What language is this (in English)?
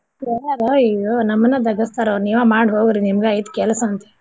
Kannada